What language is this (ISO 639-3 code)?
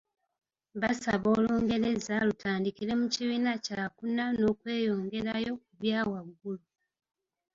lug